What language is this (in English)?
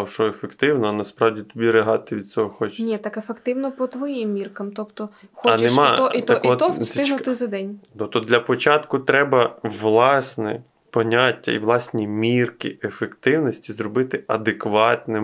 Ukrainian